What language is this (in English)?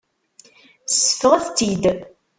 Kabyle